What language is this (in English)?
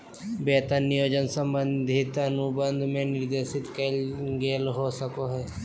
Magahi